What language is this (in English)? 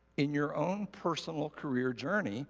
English